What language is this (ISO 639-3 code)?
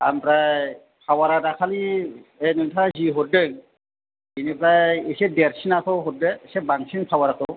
brx